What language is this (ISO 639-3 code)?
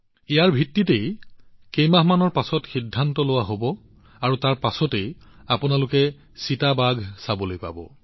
asm